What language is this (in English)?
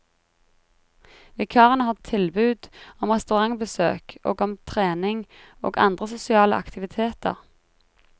Norwegian